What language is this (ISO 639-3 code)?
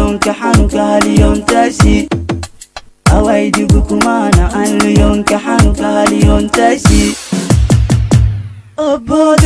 nld